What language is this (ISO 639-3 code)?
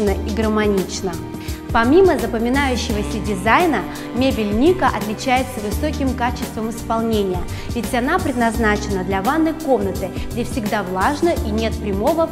rus